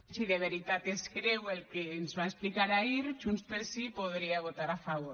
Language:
Catalan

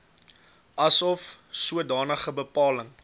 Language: Afrikaans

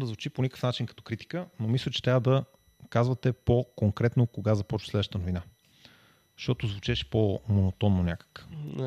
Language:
Bulgarian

